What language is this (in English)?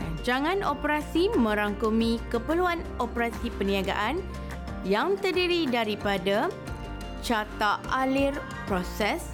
Malay